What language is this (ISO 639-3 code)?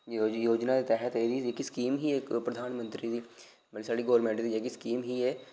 doi